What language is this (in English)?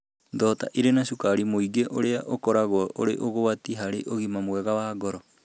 Kikuyu